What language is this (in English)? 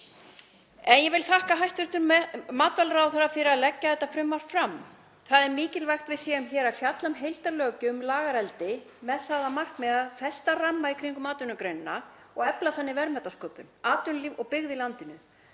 Icelandic